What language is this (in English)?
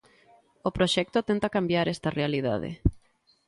Galician